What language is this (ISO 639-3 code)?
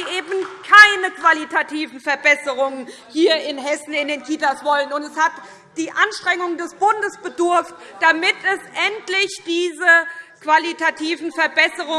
deu